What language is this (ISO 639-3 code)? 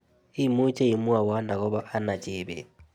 kln